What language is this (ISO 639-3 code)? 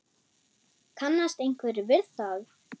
isl